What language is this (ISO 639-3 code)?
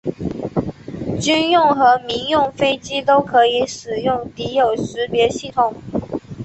zho